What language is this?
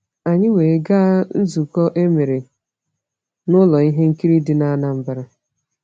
Igbo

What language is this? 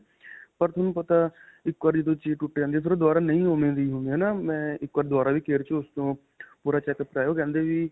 Punjabi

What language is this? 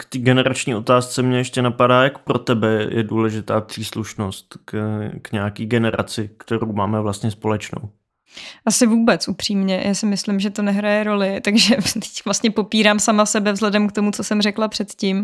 Czech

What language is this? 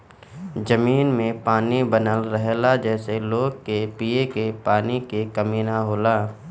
Bhojpuri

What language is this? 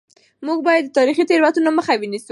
Pashto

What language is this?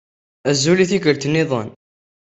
Kabyle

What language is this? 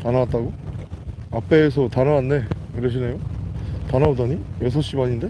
Korean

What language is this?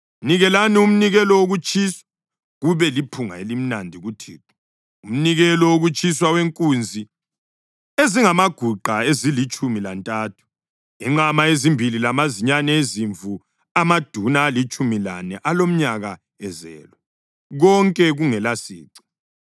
North Ndebele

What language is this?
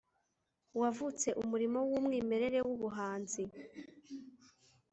Kinyarwanda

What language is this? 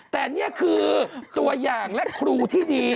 Thai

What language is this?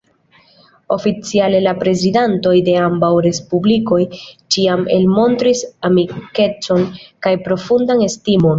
Esperanto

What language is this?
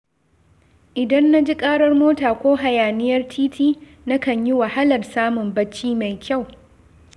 Hausa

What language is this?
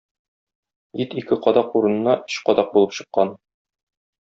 Tatar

